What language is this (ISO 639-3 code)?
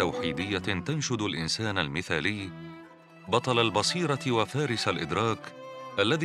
ara